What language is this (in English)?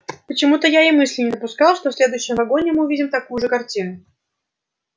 Russian